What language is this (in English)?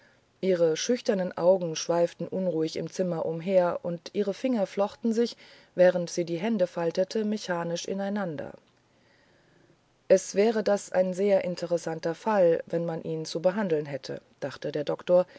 German